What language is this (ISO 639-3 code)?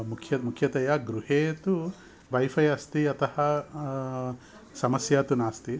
san